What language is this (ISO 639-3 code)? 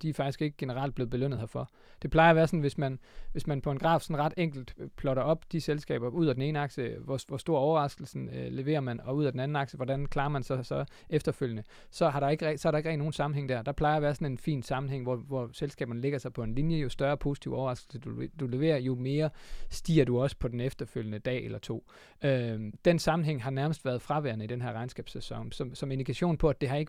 dan